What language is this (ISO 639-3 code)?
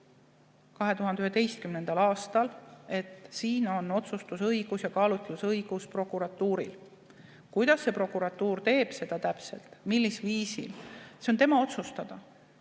est